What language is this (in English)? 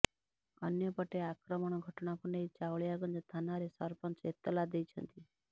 Odia